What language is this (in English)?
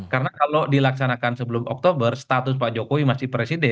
Indonesian